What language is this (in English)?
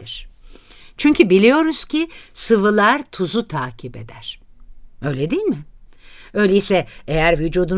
Turkish